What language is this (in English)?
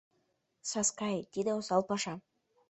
Mari